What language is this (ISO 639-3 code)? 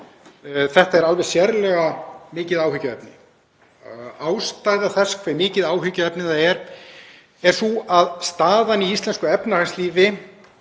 isl